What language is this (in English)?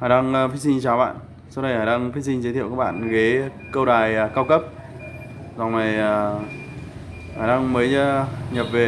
Vietnamese